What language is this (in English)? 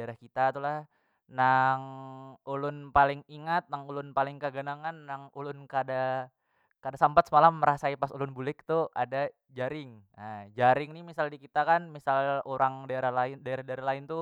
Banjar